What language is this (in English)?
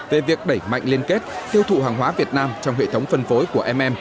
Vietnamese